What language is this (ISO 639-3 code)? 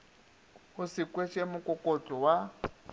nso